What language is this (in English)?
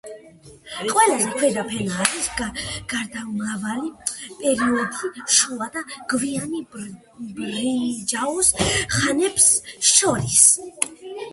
Georgian